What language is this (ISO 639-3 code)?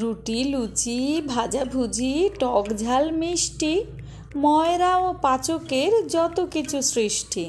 ben